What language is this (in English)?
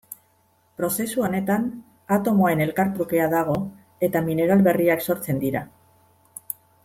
Basque